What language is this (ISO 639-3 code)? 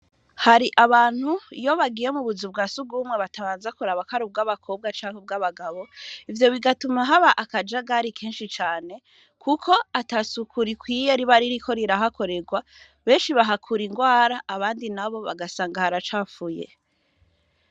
run